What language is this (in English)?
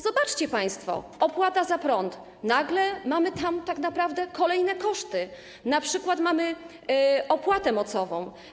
Polish